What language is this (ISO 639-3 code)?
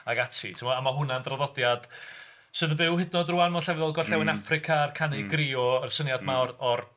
cym